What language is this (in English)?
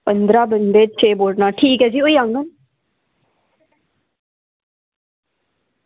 Dogri